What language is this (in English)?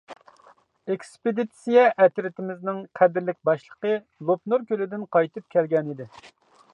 Uyghur